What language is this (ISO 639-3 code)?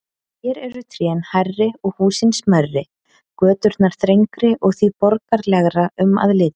isl